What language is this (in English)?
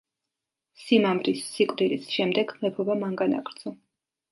Georgian